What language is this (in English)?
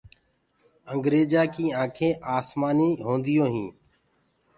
Gurgula